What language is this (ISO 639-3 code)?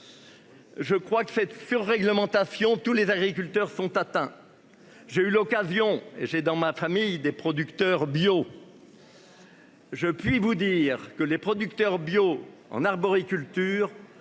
fra